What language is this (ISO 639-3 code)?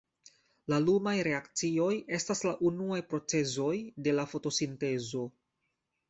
epo